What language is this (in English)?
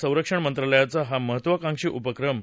Marathi